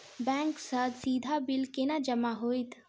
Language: Maithili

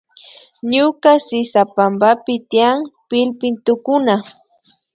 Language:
Imbabura Highland Quichua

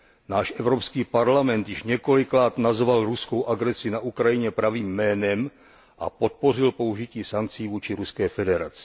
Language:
Czech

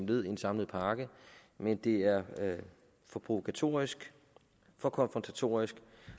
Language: Danish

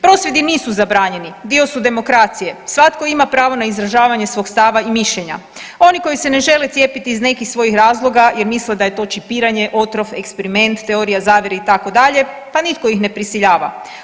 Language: Croatian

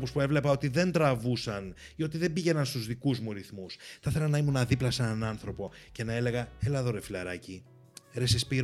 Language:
Greek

